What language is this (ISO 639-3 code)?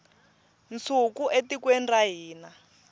tso